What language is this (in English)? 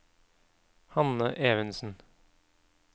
Norwegian